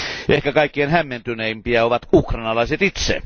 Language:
Finnish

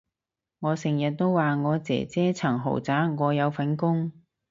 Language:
Cantonese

